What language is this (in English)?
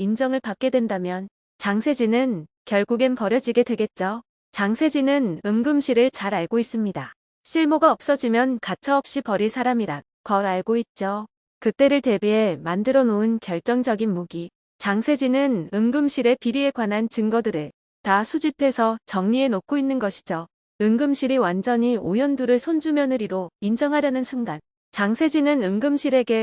Korean